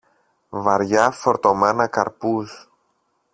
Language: Greek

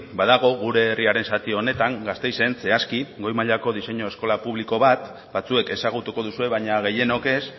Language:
Basque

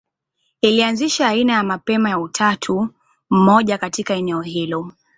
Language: Swahili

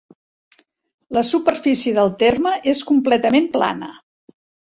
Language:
Catalan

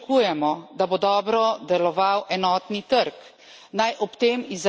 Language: Slovenian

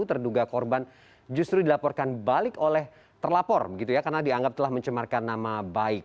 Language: Indonesian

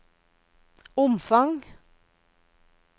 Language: Norwegian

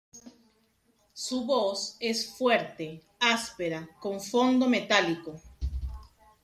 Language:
Spanish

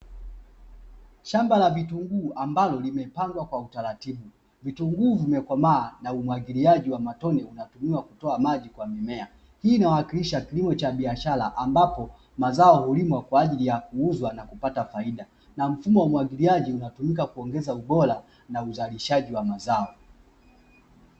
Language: Swahili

